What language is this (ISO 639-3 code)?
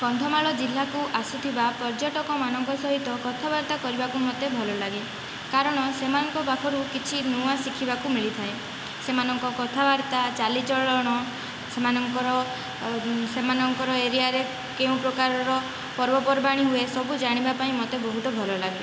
ori